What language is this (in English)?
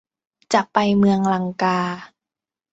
Thai